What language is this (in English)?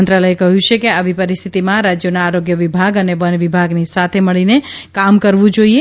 Gujarati